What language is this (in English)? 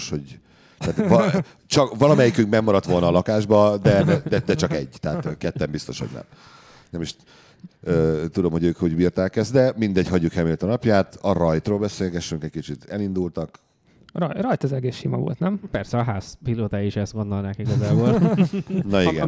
Hungarian